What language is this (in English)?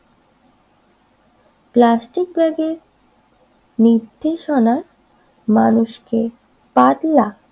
Bangla